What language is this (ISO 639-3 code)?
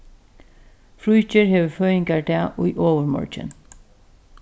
fao